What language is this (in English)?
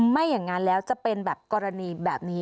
Thai